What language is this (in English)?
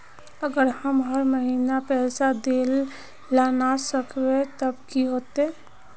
Magahi